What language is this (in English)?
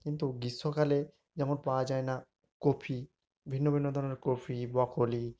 Bangla